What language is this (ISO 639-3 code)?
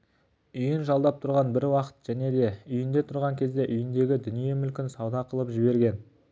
kaz